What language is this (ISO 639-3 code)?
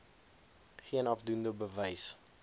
afr